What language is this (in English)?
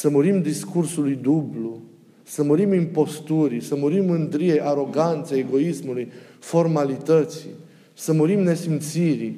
Romanian